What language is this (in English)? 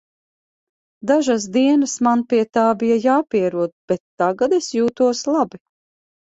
Latvian